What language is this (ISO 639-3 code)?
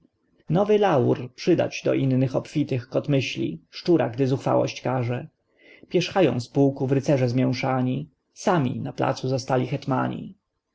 pol